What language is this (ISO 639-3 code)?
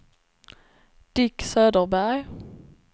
swe